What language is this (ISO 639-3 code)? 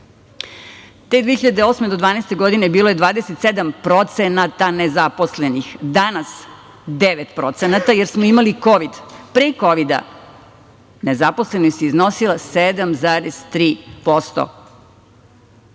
srp